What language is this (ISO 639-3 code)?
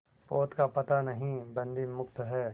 hin